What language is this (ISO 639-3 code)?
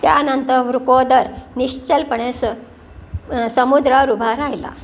mar